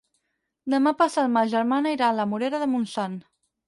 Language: Catalan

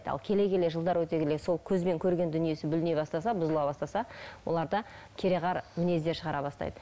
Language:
Kazakh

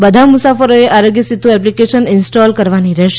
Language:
Gujarati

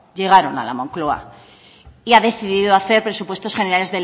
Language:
Spanish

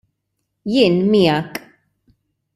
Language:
Maltese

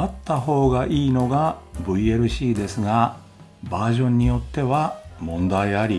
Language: Japanese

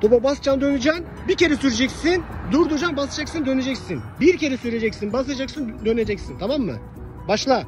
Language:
Turkish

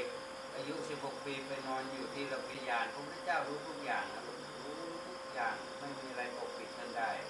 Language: Thai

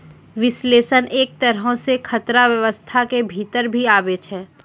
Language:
Maithili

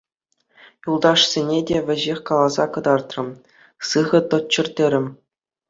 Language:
Chuvash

